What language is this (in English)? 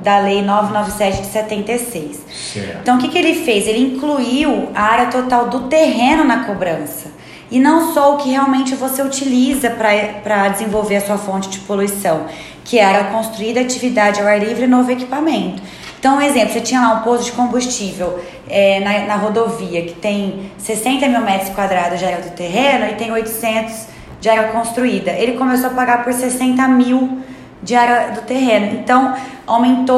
Portuguese